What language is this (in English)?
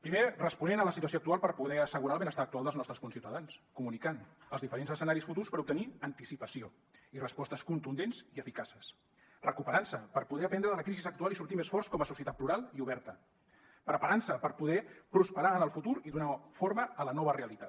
Catalan